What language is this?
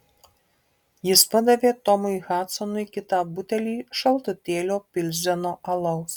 Lithuanian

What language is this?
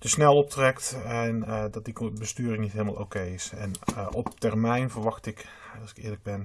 Dutch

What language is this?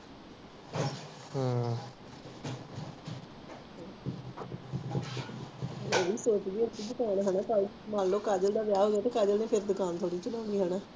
Punjabi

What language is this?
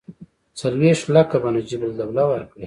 Pashto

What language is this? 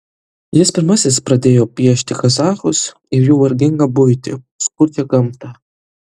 Lithuanian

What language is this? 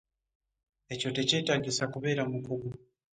Ganda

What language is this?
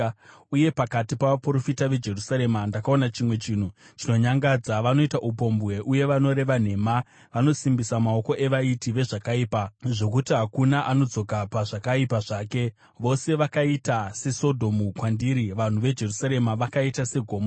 Shona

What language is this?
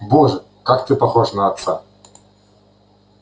Russian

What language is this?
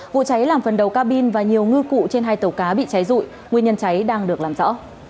Vietnamese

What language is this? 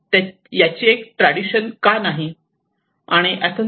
Marathi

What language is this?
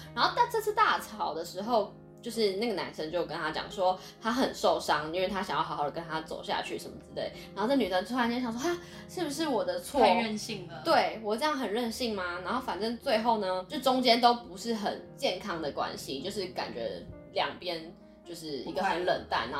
Chinese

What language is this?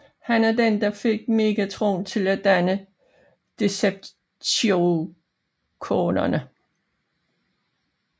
Danish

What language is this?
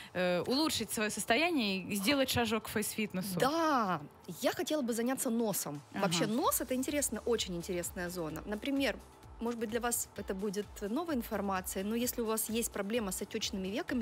Russian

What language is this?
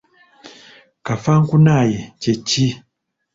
Ganda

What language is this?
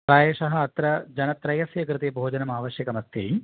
Sanskrit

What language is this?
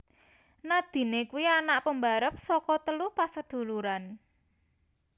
Javanese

